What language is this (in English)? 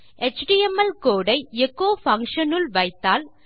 Tamil